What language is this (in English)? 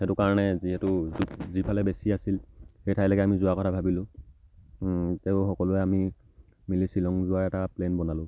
Assamese